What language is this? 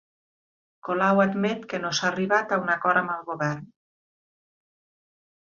Catalan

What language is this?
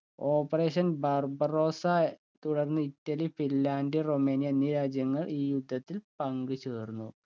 Malayalam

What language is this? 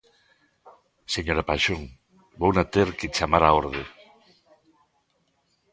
Galician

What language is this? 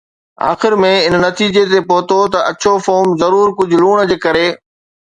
Sindhi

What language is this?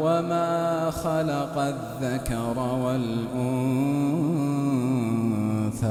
Arabic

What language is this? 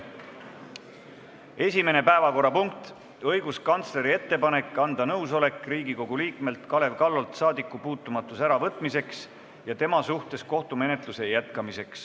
Estonian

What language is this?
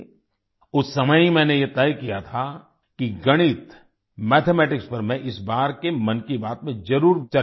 Hindi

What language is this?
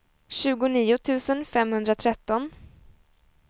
Swedish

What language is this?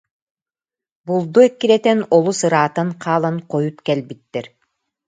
Yakut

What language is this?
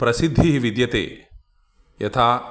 Sanskrit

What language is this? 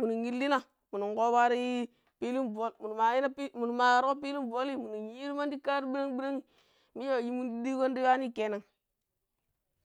Pero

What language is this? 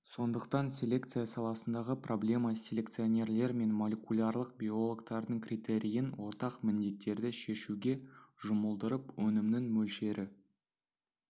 Kazakh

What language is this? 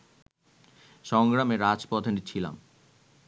Bangla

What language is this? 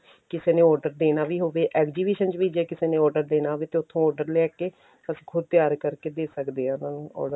Punjabi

